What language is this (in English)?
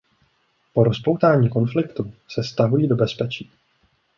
Czech